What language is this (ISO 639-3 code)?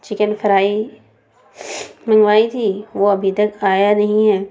urd